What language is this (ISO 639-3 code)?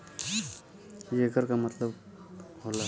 bho